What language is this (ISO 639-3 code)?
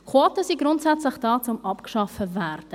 gsw